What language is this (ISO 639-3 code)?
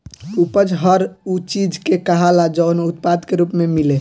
bho